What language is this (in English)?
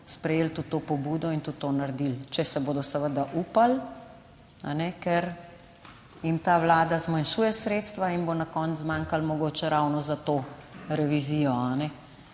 Slovenian